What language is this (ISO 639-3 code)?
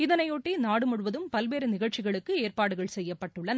tam